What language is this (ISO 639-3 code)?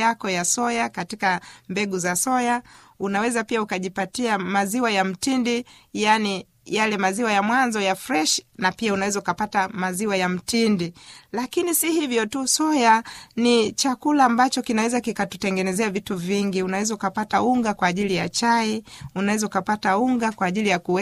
swa